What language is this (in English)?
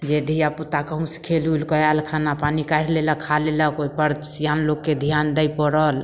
Maithili